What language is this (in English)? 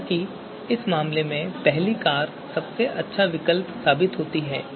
Hindi